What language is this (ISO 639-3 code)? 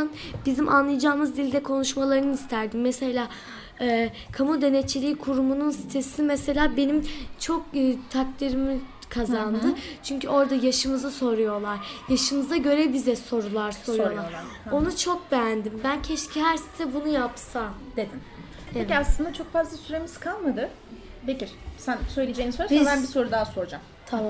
tur